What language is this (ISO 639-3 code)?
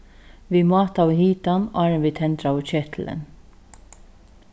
fao